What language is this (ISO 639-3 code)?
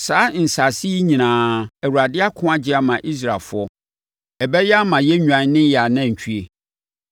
aka